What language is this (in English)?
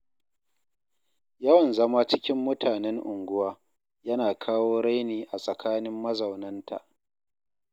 Hausa